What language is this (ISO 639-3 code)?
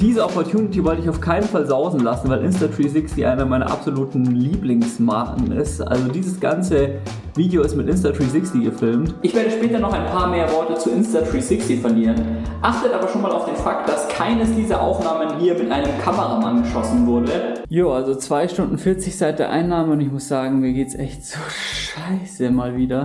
deu